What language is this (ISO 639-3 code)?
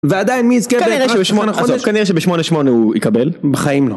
heb